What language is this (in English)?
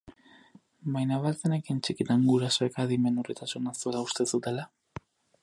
Basque